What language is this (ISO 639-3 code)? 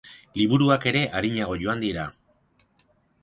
eus